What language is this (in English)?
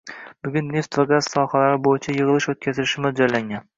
Uzbek